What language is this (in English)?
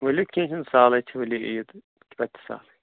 Kashmiri